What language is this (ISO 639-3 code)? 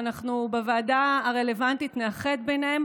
heb